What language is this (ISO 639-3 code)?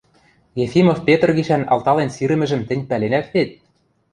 mrj